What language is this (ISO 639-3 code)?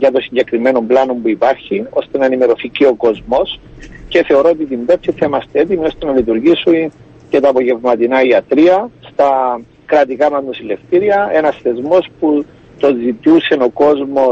ell